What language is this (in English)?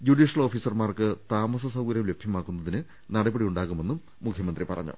Malayalam